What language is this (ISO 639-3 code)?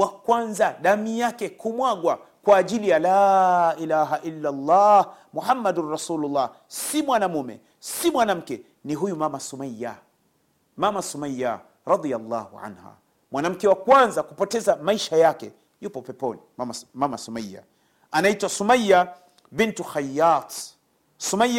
swa